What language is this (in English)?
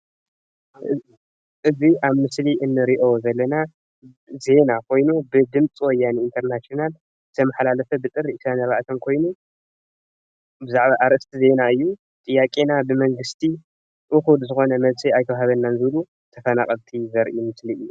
Tigrinya